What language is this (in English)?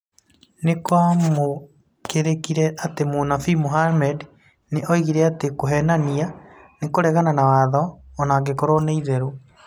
Kikuyu